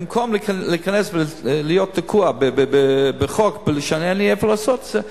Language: Hebrew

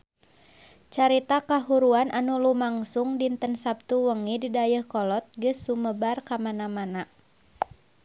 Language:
Sundanese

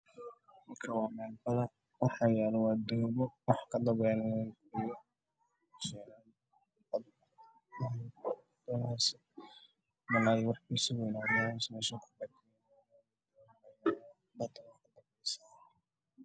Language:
Somali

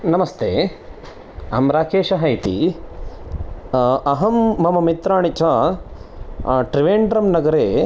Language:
Sanskrit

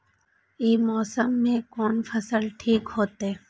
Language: Maithili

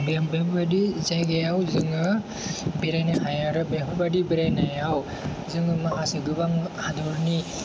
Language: Bodo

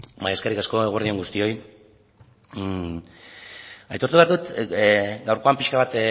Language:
Basque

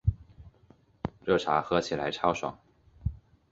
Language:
Chinese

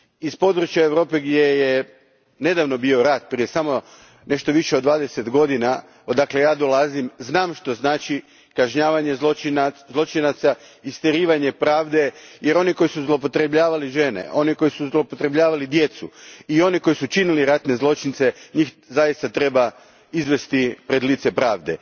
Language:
Croatian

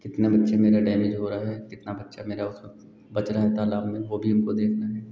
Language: Hindi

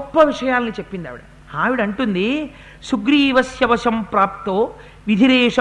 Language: Telugu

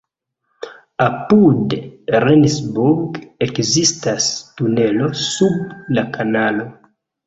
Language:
Esperanto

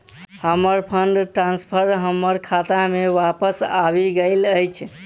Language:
Maithili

